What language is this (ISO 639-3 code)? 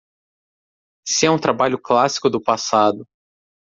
por